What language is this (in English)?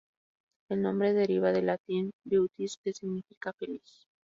Spanish